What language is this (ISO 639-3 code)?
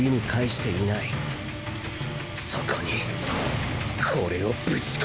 jpn